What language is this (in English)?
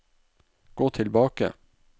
Norwegian